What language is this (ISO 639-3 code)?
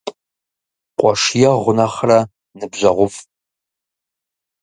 kbd